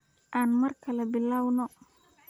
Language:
Somali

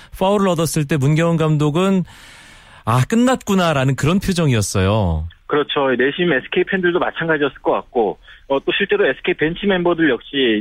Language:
Korean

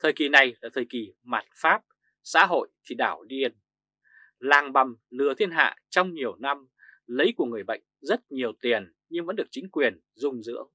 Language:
Vietnamese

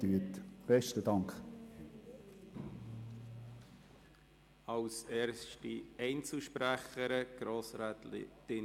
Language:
Swiss German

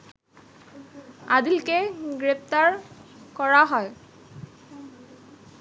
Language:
Bangla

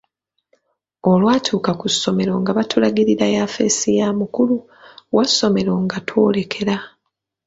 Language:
Ganda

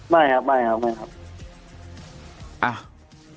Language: Thai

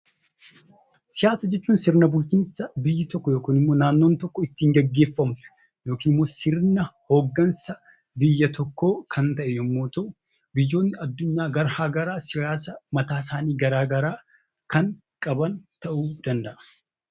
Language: Oromo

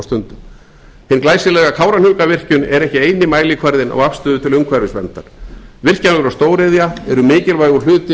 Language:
Icelandic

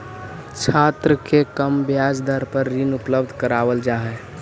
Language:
Magahi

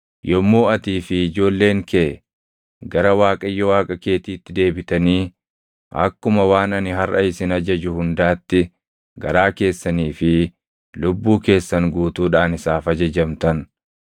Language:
Oromo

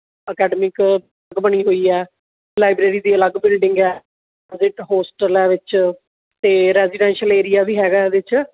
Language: Punjabi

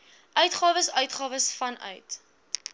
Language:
Afrikaans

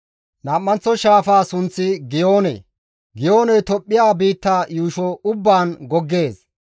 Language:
Gamo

